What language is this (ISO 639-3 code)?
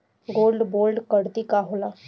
bho